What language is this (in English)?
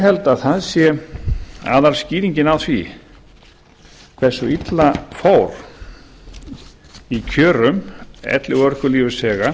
Icelandic